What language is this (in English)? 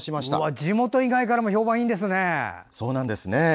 Japanese